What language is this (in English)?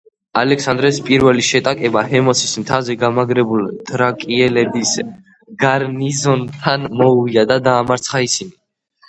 Georgian